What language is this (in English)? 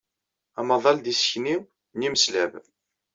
Kabyle